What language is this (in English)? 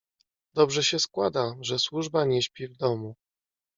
Polish